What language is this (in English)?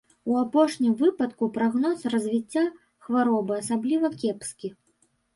Belarusian